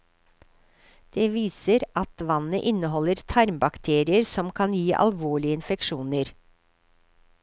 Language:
Norwegian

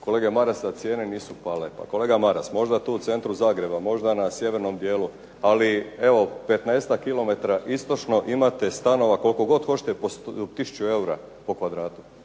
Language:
Croatian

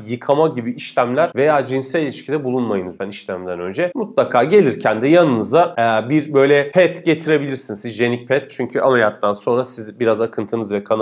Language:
Turkish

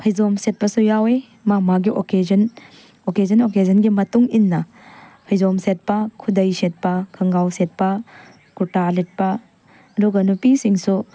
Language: Manipuri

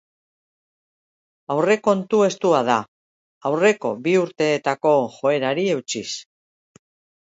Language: Basque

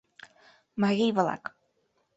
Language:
Mari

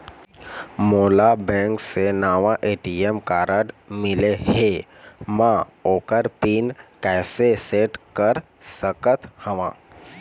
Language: Chhattisgarhi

